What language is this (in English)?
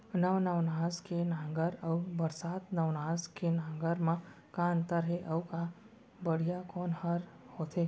Chhattisgarhi